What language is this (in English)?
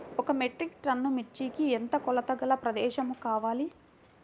Telugu